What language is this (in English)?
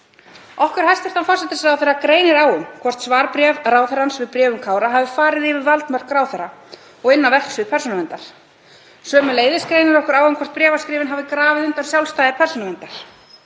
Icelandic